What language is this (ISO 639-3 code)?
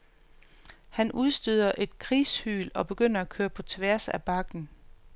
dan